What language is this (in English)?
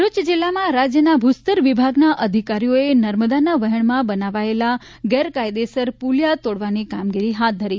Gujarati